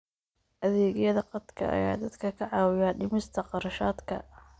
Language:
Somali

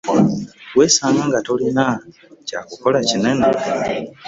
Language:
Ganda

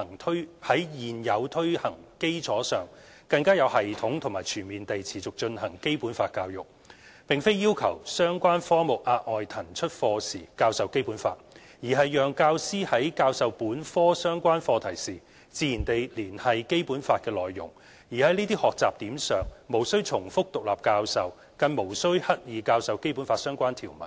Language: Cantonese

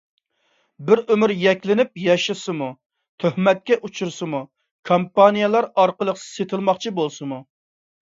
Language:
Uyghur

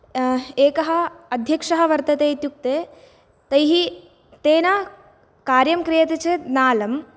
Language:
Sanskrit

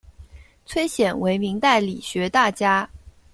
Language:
Chinese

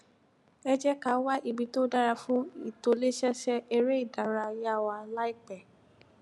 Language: Yoruba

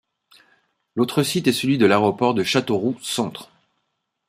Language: French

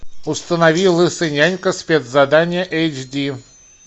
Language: Russian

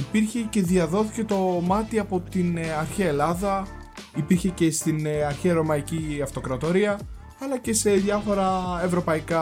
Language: Greek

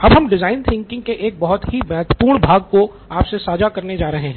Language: Hindi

